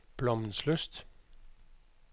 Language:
Danish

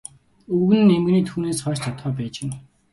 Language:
Mongolian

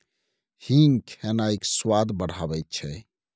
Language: Maithili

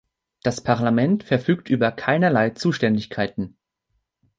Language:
German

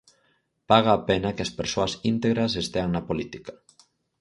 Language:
Galician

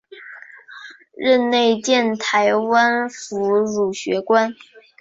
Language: Chinese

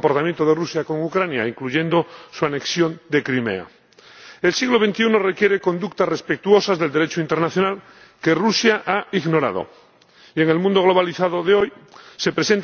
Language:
Spanish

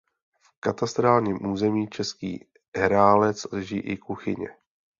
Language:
Czech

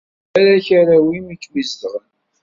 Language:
Kabyle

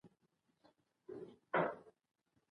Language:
Pashto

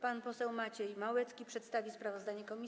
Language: Polish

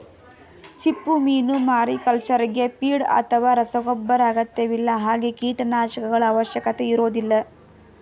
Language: Kannada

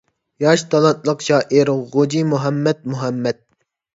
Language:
Uyghur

